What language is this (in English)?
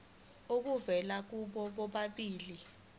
Zulu